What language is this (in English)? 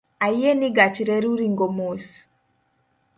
Luo (Kenya and Tanzania)